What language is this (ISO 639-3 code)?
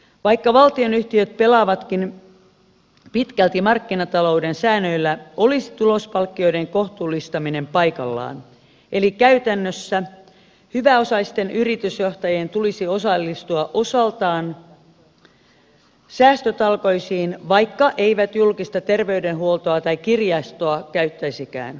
fin